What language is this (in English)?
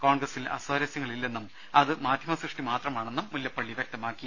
Malayalam